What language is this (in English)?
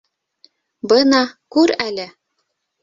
Bashkir